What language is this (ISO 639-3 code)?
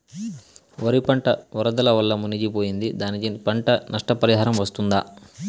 tel